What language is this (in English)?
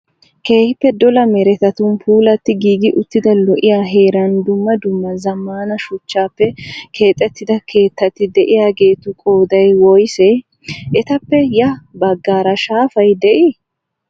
Wolaytta